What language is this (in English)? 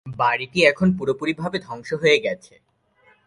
Bangla